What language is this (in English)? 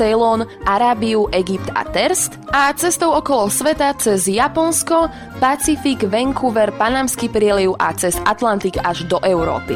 Slovak